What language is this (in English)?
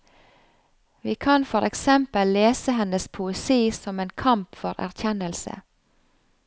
Norwegian